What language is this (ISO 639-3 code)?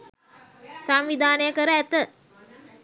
sin